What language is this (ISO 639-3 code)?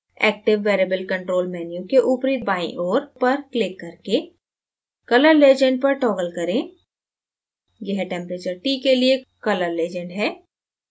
hin